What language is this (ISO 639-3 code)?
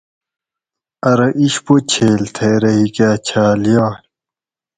gwc